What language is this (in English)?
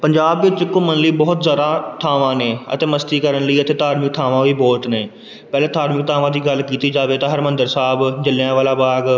Punjabi